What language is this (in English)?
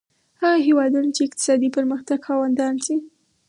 Pashto